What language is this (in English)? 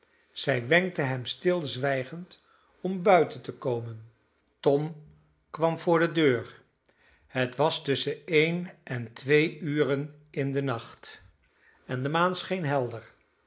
Dutch